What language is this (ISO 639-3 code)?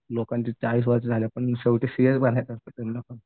mar